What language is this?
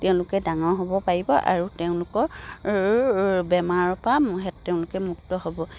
Assamese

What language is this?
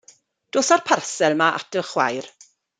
Welsh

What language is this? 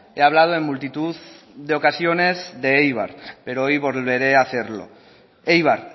Spanish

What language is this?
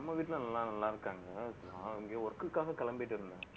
Tamil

